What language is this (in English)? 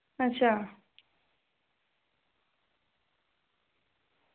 Dogri